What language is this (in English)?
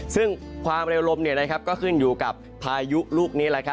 Thai